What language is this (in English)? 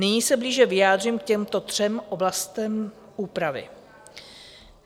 Czech